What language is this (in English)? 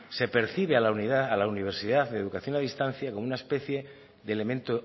Spanish